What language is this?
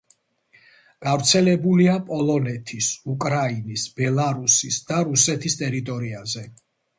Georgian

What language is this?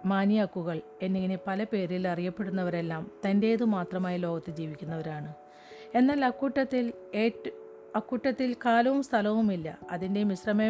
Malayalam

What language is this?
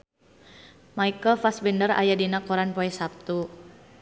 Sundanese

